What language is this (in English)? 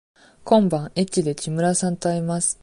Japanese